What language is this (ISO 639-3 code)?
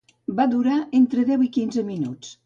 cat